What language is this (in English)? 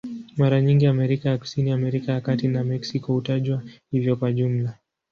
Swahili